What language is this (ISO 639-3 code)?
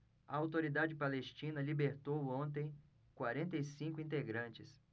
por